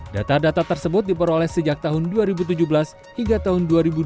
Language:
Indonesian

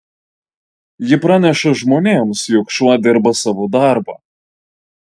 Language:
Lithuanian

